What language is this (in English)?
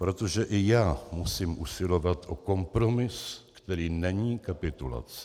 Czech